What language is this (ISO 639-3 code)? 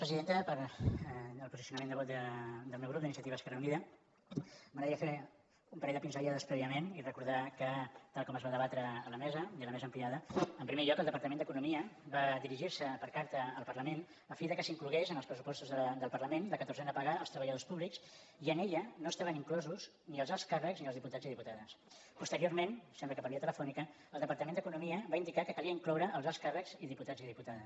cat